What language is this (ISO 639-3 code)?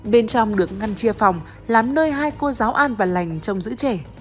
vie